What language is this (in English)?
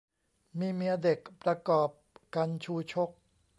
Thai